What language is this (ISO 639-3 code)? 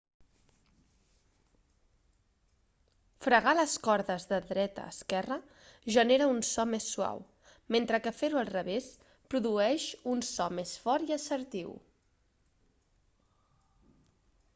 cat